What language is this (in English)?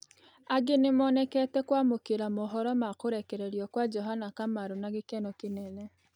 Kikuyu